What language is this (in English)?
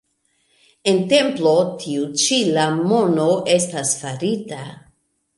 Esperanto